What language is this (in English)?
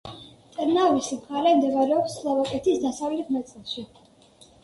Georgian